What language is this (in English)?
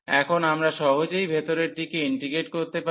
Bangla